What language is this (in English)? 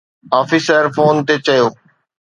Sindhi